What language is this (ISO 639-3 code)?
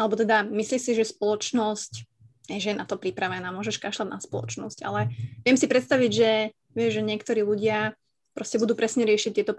slk